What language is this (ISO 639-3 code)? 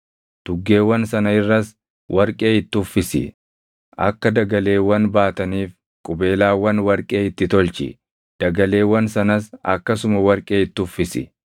orm